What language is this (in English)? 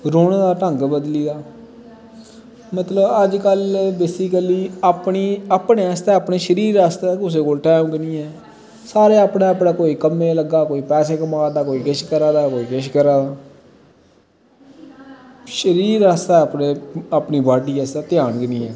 Dogri